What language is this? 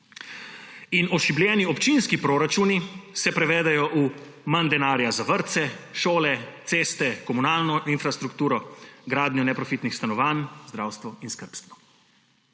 Slovenian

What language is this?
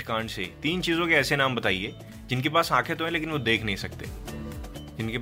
Hindi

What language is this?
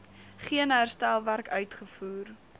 Afrikaans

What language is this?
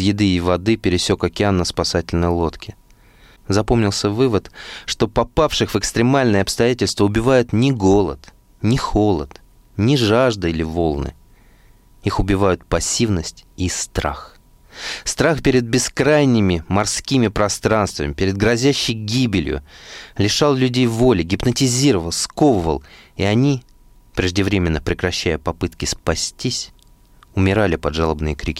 Russian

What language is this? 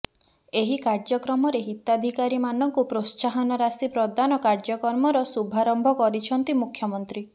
Odia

